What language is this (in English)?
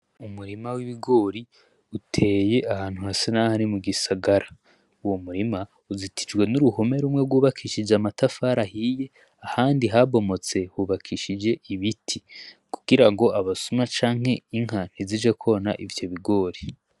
Rundi